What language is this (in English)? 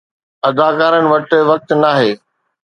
Sindhi